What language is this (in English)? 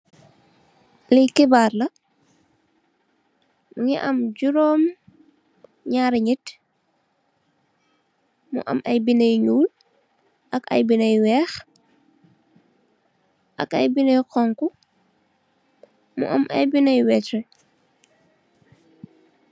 Wolof